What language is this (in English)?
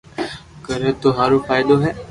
Loarki